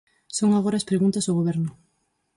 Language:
Galician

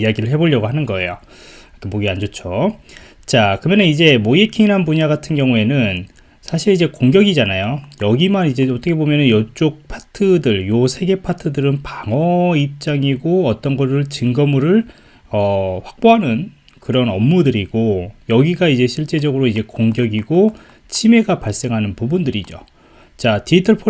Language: Korean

